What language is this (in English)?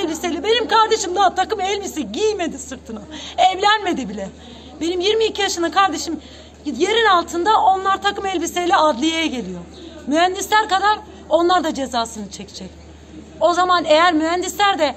Turkish